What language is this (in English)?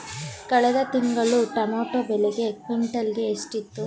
Kannada